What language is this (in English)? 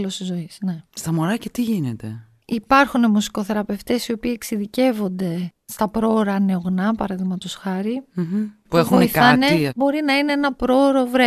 Greek